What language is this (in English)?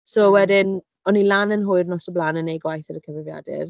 Welsh